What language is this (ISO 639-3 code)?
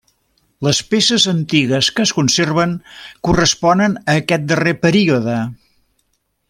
cat